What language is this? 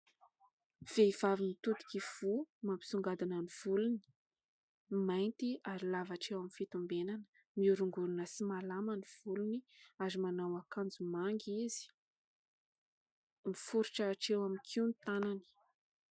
Malagasy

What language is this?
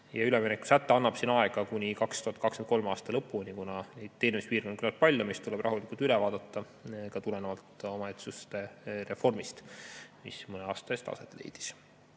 Estonian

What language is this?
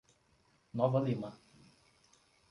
Portuguese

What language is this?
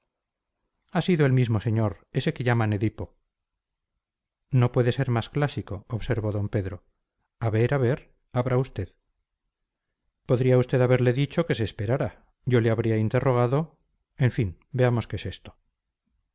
Spanish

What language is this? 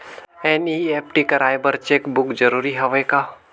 Chhattisgarhi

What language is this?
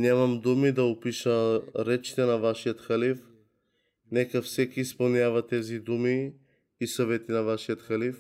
Bulgarian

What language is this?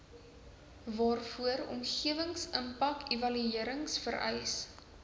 Afrikaans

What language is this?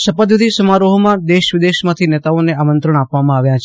Gujarati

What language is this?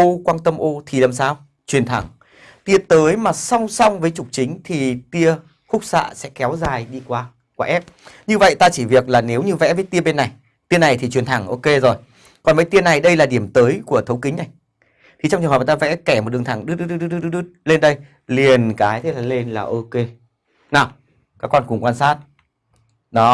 Vietnamese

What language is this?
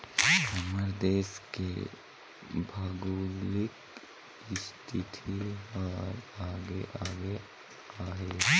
Chhattisgarhi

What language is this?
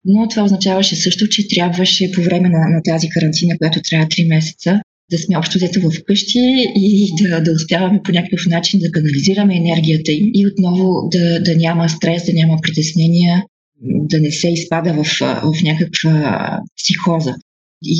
Bulgarian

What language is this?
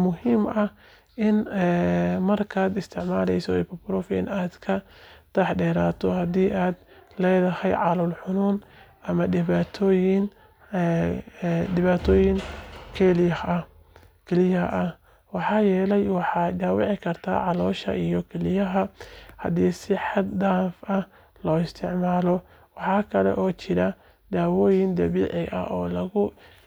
Somali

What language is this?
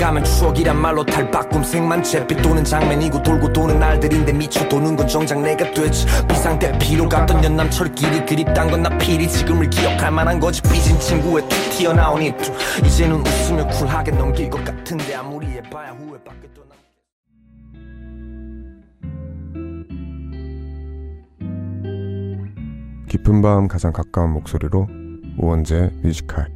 Korean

